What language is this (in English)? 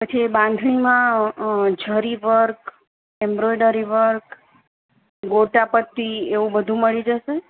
Gujarati